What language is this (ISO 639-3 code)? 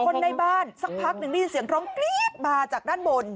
tha